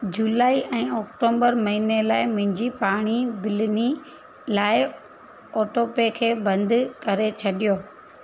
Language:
Sindhi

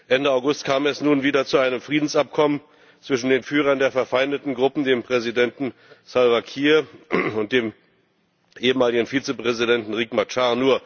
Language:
German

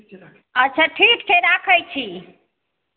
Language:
Maithili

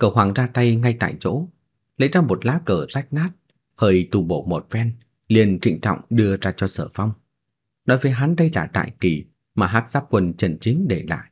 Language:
Vietnamese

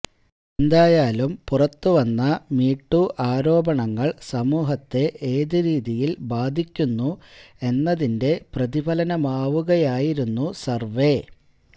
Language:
Malayalam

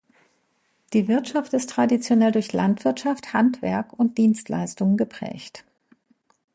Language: German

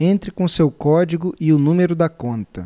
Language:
Portuguese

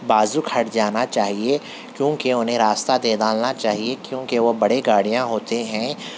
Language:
Urdu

